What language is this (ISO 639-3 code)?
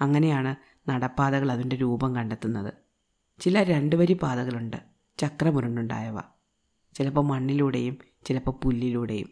mal